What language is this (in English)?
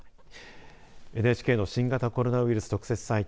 Japanese